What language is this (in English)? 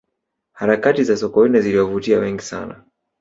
Swahili